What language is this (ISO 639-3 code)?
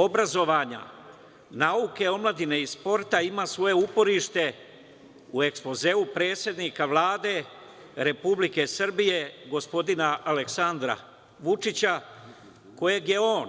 srp